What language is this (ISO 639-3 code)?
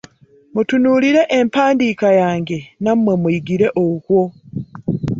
lug